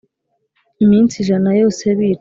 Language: Kinyarwanda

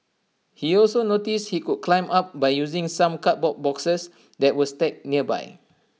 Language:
English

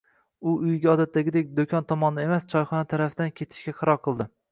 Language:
Uzbek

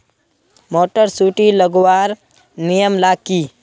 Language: Magahi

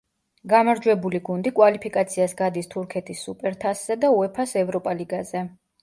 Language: Georgian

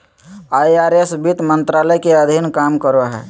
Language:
Magahi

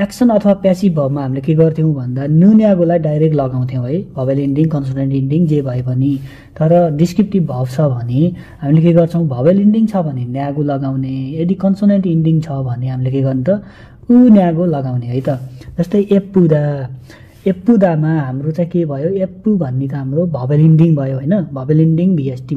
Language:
Korean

